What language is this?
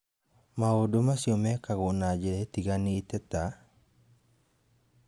Kikuyu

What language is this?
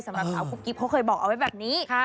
Thai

